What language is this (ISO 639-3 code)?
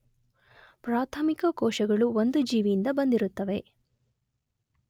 kan